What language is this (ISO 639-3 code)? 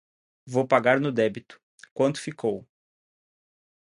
por